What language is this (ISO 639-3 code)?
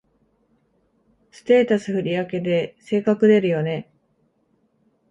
jpn